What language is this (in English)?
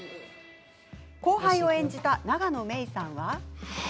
Japanese